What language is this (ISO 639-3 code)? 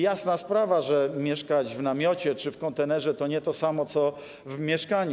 pol